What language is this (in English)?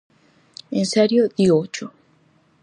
Galician